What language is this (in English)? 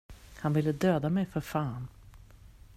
Swedish